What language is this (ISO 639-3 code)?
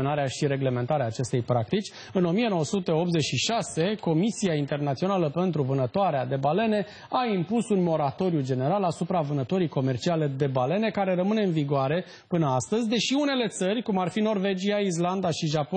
ron